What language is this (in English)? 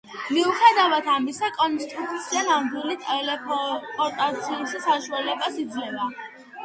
Georgian